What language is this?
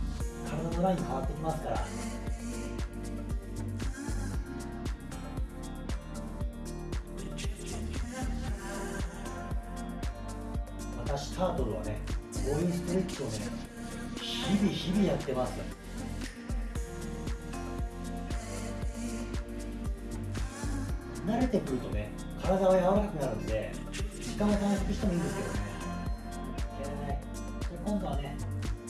Japanese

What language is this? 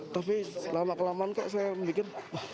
Indonesian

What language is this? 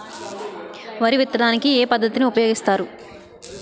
Telugu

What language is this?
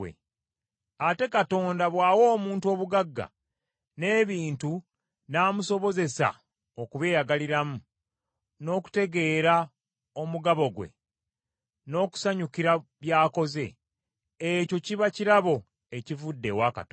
Ganda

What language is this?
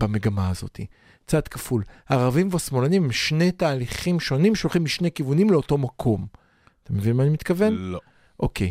Hebrew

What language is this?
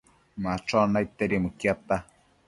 Matsés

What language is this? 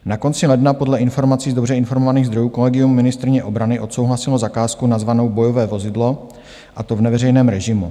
Czech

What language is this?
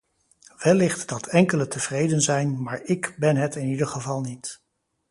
Dutch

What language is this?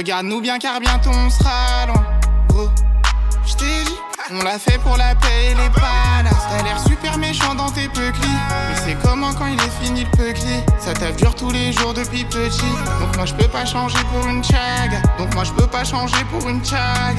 French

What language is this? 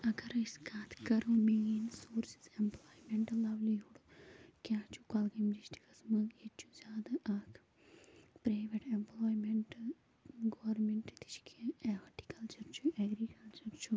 Kashmiri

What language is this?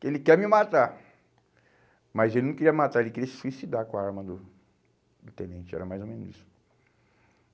Portuguese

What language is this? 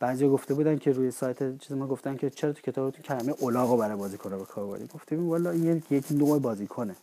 Persian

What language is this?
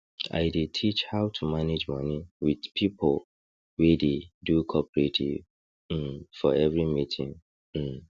Nigerian Pidgin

